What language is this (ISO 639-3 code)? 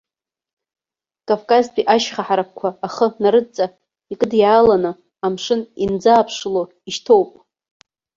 abk